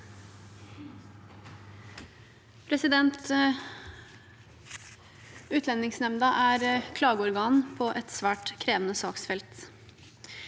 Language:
Norwegian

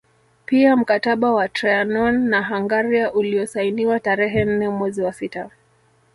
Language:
Swahili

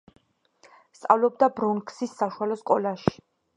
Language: Georgian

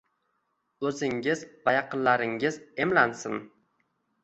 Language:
Uzbek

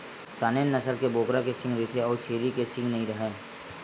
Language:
Chhattisgarhi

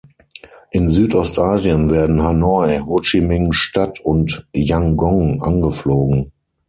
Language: German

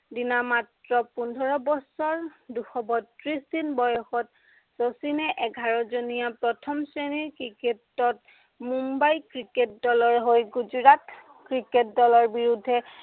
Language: Assamese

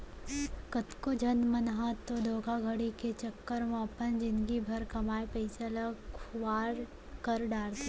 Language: Chhattisgarhi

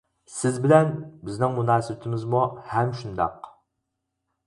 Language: Uyghur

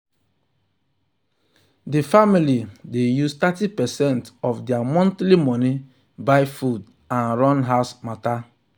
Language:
Nigerian Pidgin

